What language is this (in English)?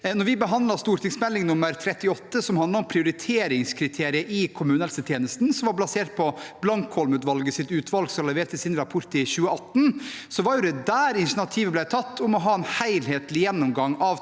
Norwegian